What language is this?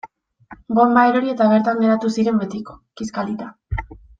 Basque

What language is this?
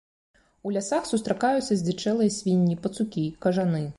Belarusian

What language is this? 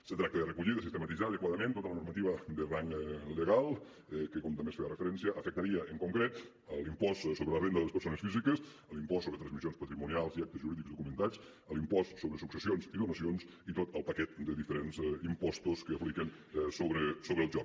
Catalan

